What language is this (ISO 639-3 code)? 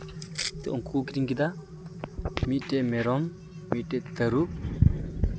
sat